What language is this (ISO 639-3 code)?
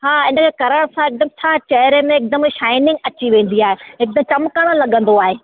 snd